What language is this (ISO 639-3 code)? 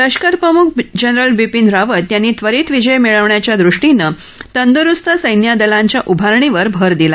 mar